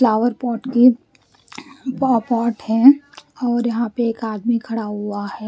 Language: Hindi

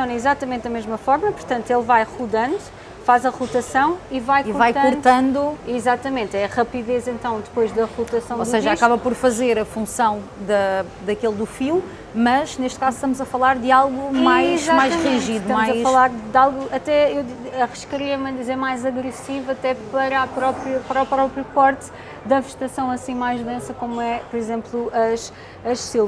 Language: Portuguese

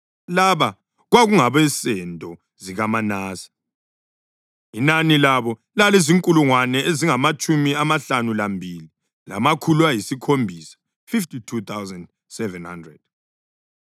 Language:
North Ndebele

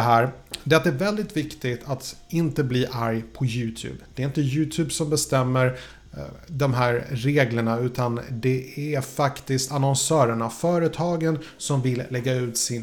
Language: Swedish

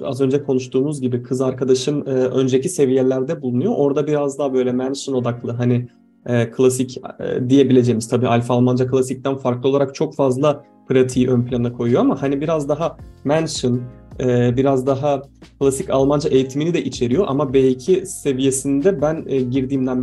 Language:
Turkish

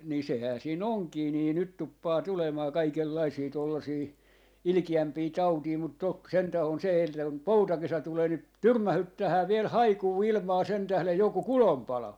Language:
Finnish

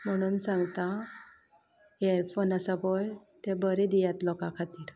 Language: Konkani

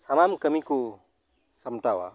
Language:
Santali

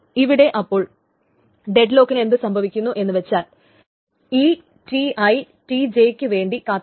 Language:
Malayalam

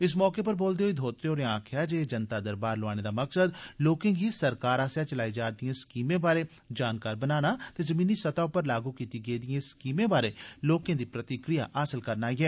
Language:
Dogri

